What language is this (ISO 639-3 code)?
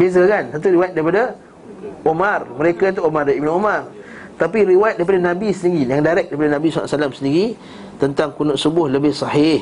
msa